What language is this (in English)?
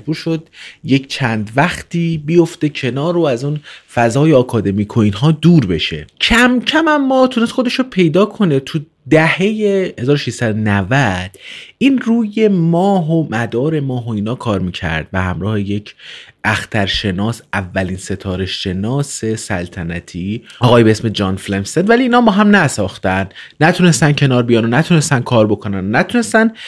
Persian